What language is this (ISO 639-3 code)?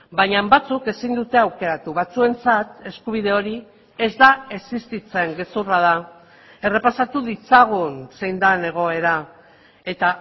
eus